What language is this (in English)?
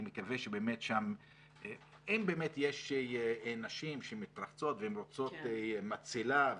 Hebrew